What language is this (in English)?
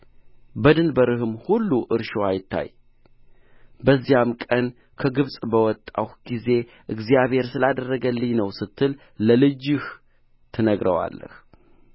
Amharic